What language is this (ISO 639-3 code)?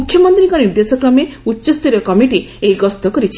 ori